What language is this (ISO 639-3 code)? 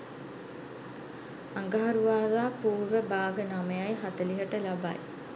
sin